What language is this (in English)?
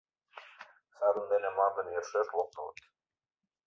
Mari